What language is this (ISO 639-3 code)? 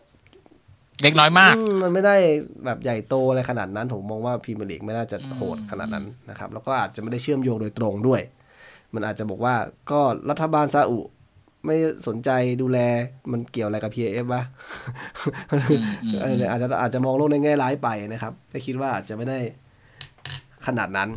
tha